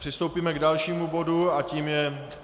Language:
Czech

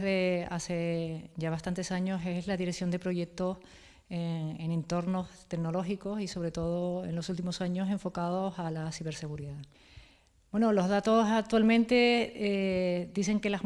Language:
Spanish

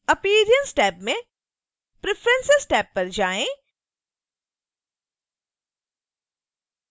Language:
Hindi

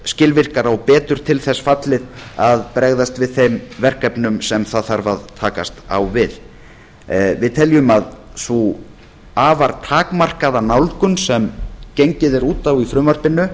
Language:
Icelandic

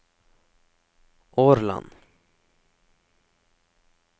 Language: Norwegian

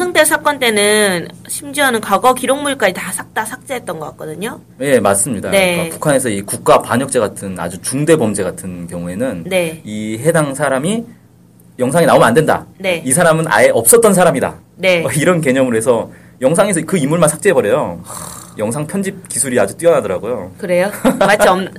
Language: Korean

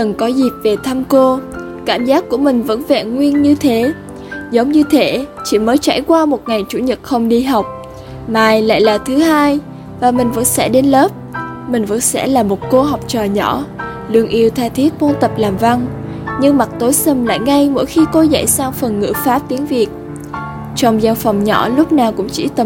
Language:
Vietnamese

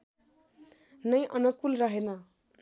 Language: Nepali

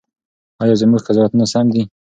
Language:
Pashto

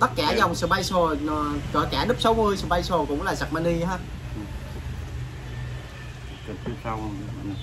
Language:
Vietnamese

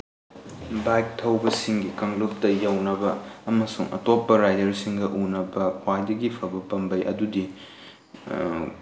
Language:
Manipuri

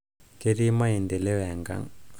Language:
Masai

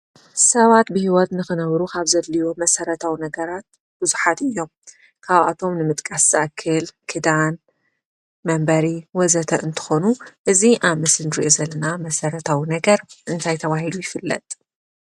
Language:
Tigrinya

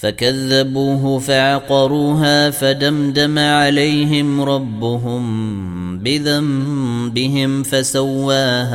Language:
Arabic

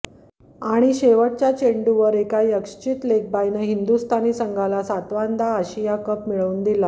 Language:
Marathi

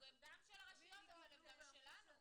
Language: Hebrew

